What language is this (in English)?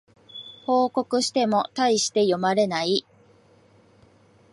Japanese